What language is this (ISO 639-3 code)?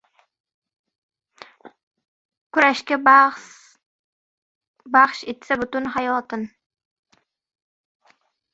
uzb